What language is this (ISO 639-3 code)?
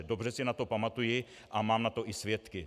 ces